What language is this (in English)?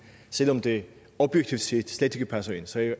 Danish